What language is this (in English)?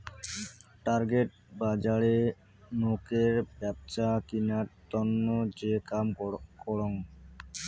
Bangla